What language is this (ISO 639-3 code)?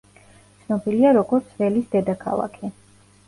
kat